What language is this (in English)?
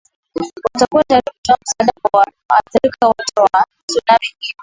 Swahili